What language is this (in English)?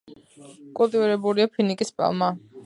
Georgian